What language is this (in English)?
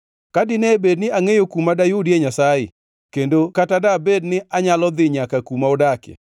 Luo (Kenya and Tanzania)